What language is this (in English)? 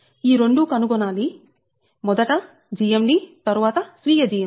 Telugu